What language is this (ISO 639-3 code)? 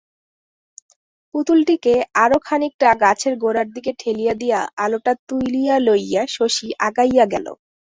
ben